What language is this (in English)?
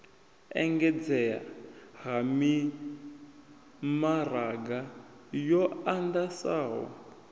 Venda